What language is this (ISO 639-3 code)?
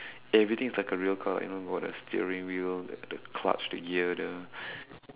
eng